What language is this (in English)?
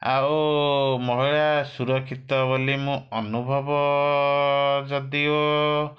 Odia